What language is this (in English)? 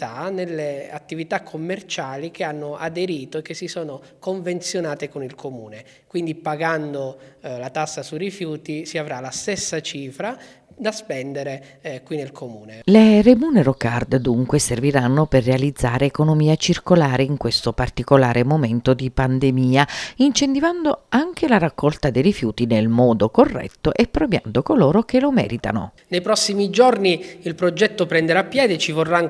Italian